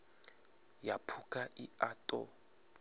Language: Venda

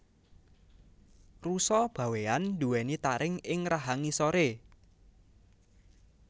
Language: Javanese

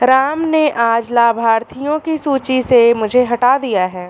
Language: Hindi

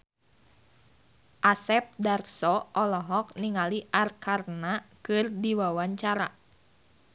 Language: Sundanese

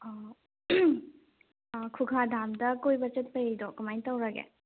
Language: Manipuri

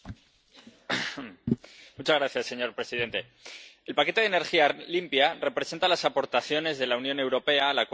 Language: Spanish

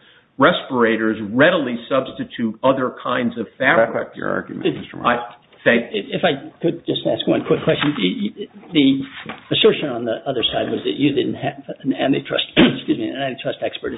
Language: English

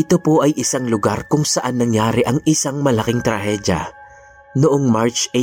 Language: Filipino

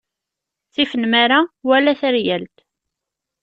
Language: Kabyle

